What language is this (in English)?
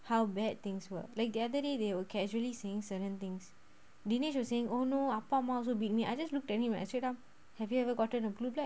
English